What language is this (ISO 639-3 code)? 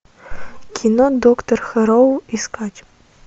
rus